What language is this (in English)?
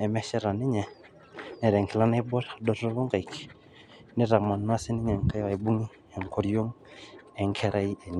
Masai